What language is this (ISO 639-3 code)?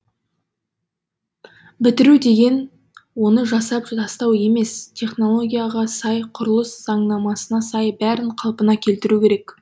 kaz